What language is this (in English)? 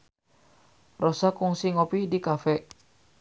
Sundanese